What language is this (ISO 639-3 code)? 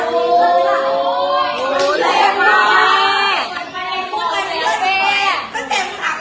tha